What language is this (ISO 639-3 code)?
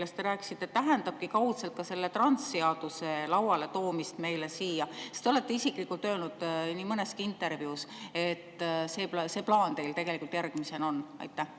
est